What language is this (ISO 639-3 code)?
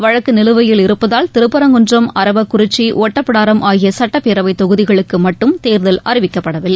tam